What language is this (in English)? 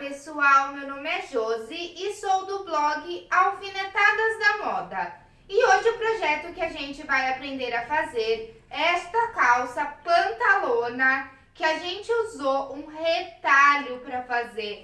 Portuguese